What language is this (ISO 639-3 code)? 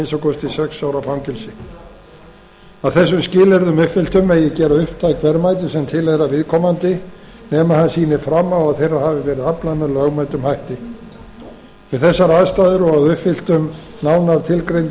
isl